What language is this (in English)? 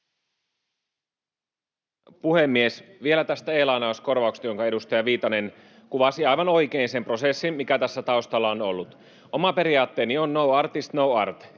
Finnish